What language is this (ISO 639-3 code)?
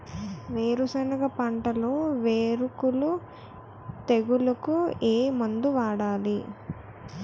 tel